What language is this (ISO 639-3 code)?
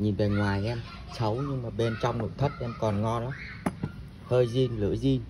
vie